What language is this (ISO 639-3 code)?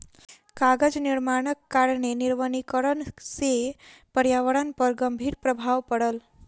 mai